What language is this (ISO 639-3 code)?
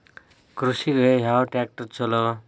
kan